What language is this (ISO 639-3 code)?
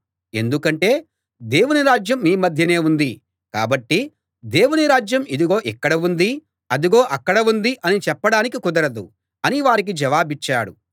tel